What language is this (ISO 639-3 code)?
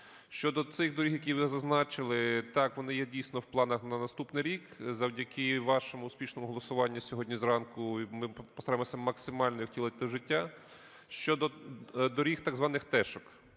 ukr